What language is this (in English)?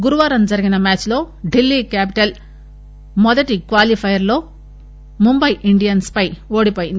Telugu